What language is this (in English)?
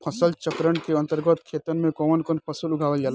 Bhojpuri